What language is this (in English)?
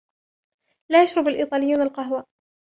Arabic